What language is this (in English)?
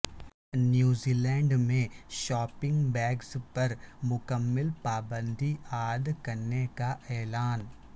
Urdu